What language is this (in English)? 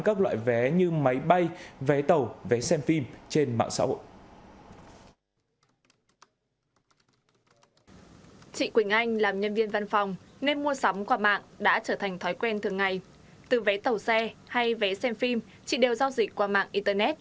Vietnamese